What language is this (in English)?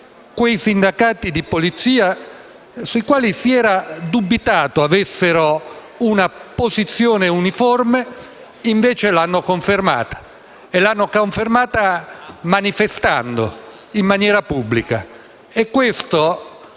Italian